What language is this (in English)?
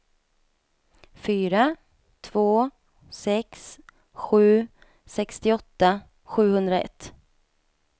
Swedish